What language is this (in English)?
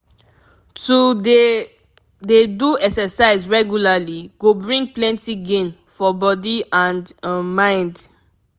Nigerian Pidgin